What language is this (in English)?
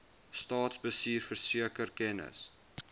Afrikaans